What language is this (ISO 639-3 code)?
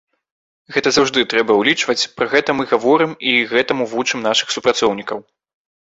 bel